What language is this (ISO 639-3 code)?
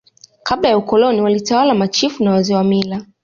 swa